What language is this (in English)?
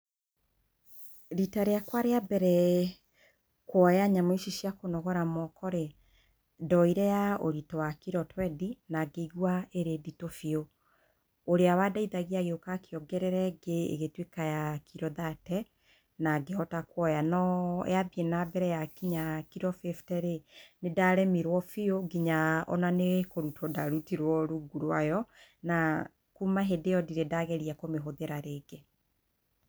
Kikuyu